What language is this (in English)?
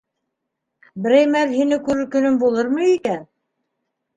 Bashkir